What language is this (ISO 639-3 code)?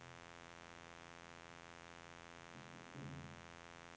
nor